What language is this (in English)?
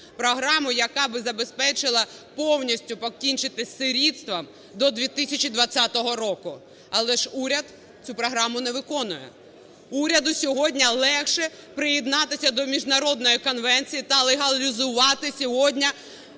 Ukrainian